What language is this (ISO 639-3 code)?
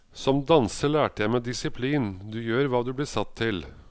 nor